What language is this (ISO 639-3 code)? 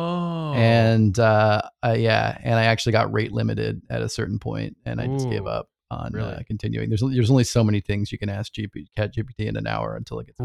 eng